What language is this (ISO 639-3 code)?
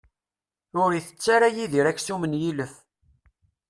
kab